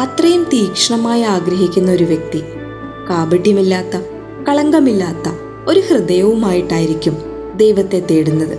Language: Malayalam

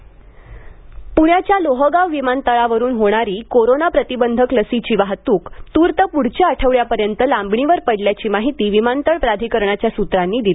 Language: Marathi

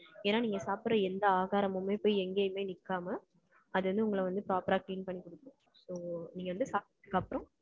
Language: Tamil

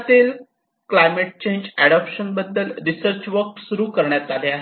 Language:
Marathi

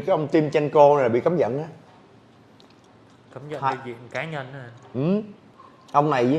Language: Vietnamese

